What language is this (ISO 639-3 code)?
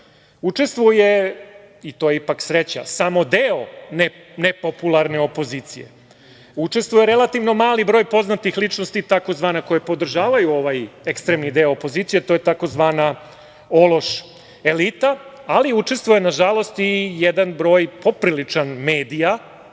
srp